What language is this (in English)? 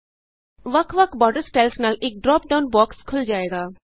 Punjabi